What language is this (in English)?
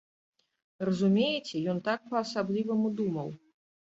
Belarusian